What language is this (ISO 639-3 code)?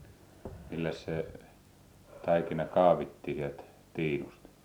fin